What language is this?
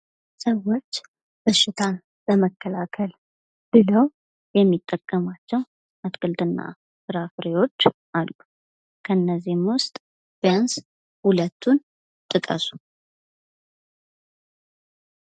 Amharic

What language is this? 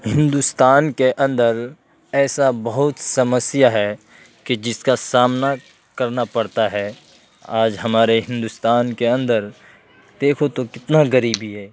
Urdu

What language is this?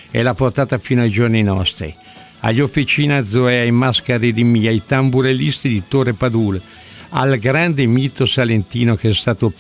Italian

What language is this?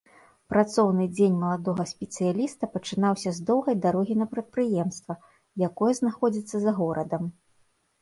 Belarusian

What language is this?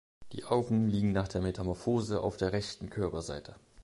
German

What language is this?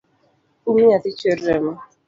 Luo (Kenya and Tanzania)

